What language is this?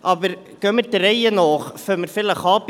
Swiss German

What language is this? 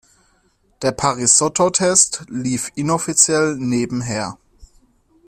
German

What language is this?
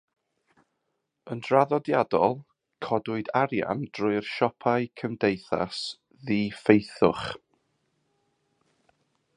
Welsh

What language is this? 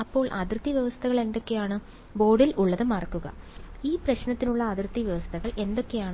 Malayalam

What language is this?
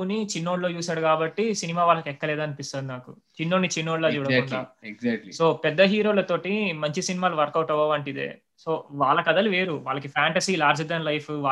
Telugu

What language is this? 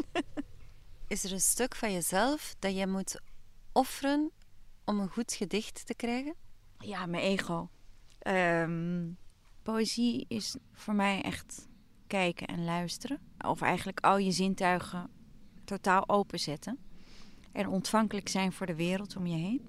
Dutch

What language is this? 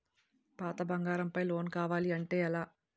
Telugu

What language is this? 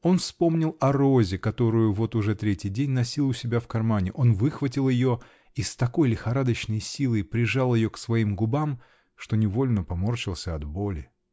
Russian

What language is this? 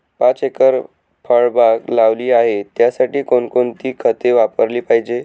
Marathi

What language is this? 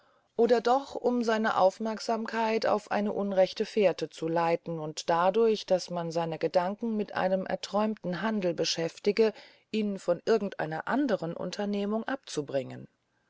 German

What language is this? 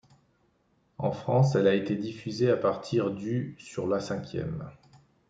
French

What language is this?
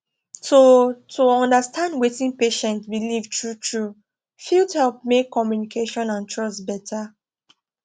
Nigerian Pidgin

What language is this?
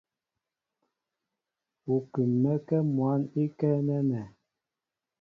Mbo (Cameroon)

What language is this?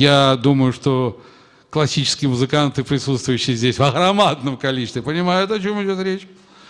Russian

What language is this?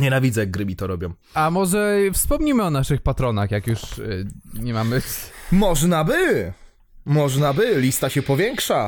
Polish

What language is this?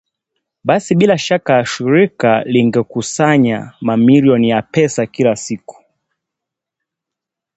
Swahili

